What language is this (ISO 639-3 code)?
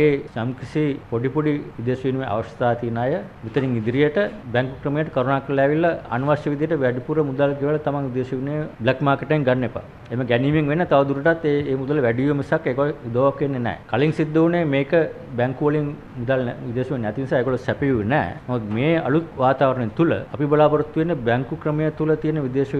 tha